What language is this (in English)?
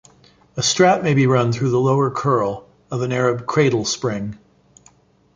English